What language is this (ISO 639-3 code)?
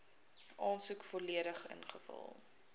afr